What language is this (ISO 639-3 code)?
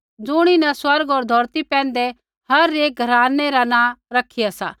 kfx